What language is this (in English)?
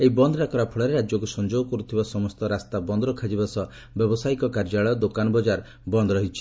Odia